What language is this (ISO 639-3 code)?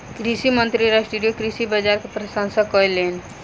mai